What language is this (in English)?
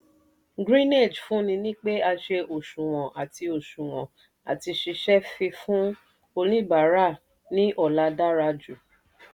Yoruba